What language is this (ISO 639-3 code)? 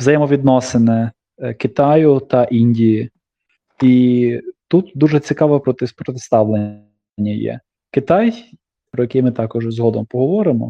ukr